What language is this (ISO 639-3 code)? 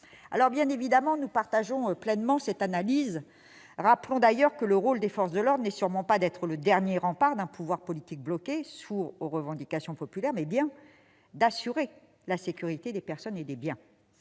fra